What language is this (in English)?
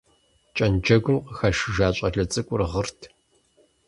Kabardian